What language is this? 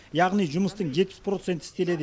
Kazakh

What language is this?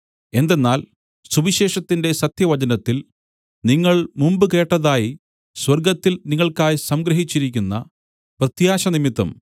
Malayalam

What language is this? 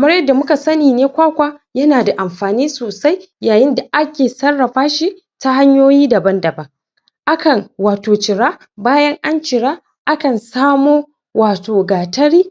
Hausa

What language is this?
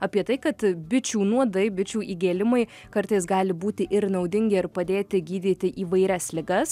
Lithuanian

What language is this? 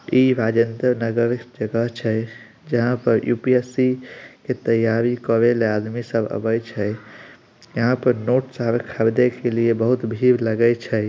Magahi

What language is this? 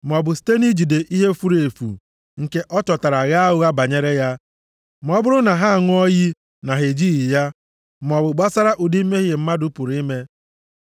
Igbo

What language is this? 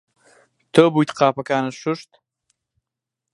Central Kurdish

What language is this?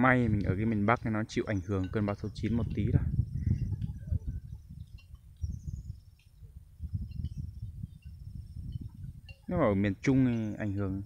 Vietnamese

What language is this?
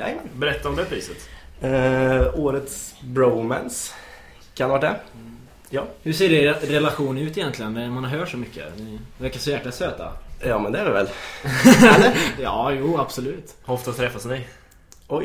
Swedish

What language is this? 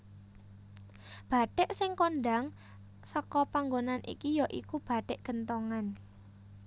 Javanese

